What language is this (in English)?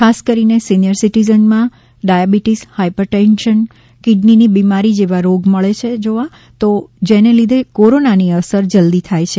Gujarati